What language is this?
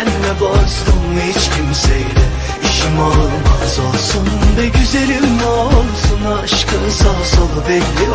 Turkish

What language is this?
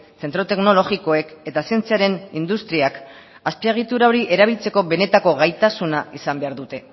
Basque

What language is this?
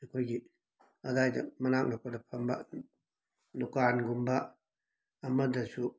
Manipuri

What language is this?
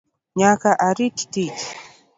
Luo (Kenya and Tanzania)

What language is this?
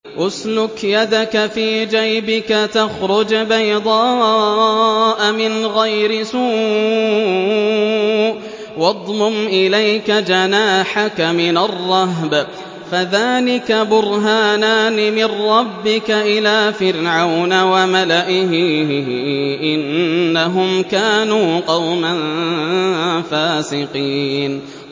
Arabic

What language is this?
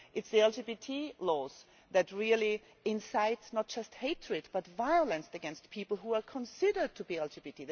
English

